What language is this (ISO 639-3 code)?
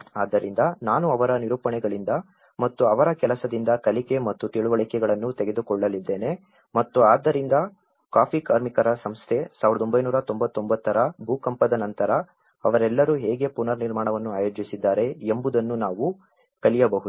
kan